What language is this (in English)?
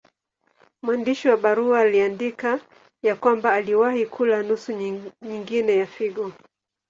Swahili